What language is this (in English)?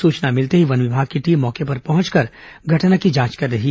Hindi